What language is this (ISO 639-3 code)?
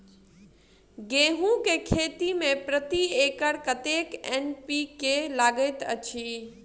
mai